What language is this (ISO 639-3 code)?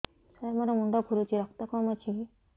ori